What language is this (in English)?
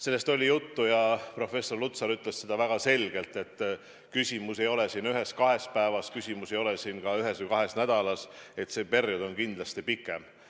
Estonian